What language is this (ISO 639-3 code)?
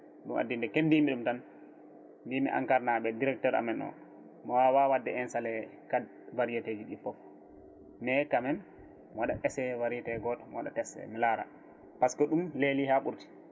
ful